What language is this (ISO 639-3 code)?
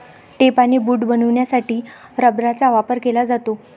mar